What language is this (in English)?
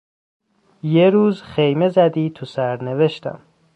Persian